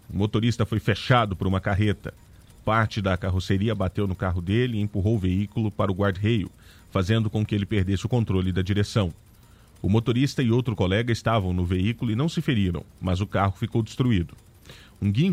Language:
Portuguese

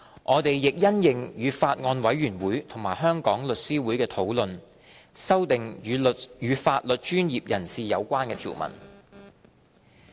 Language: Cantonese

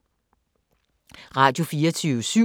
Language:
Danish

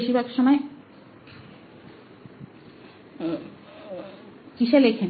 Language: Bangla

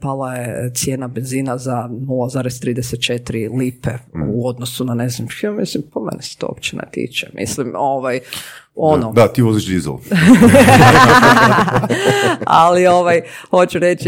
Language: Croatian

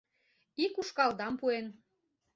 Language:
Mari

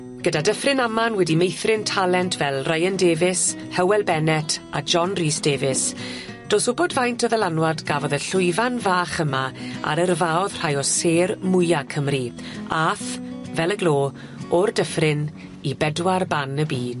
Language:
Welsh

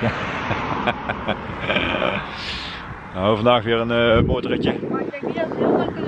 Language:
Dutch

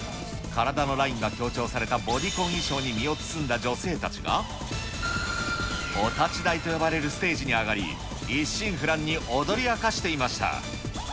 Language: Japanese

